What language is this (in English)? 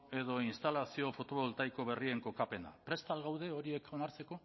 Basque